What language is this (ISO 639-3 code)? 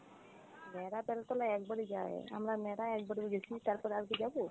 ben